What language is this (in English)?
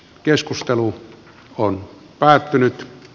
Finnish